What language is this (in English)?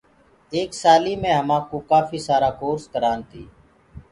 Gurgula